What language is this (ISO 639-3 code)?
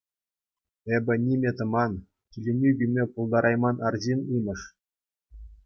chv